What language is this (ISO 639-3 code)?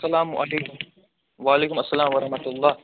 kas